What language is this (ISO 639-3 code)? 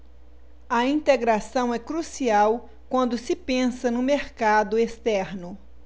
por